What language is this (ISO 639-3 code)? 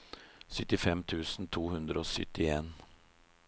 nor